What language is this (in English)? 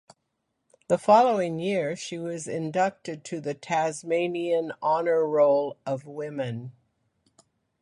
English